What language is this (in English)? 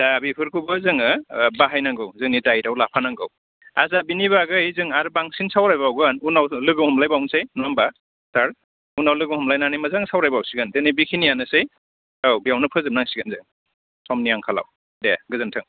Bodo